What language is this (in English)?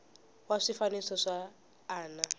Tsonga